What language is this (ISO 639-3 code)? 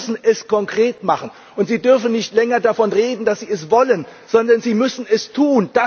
deu